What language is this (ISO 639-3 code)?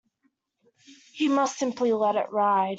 eng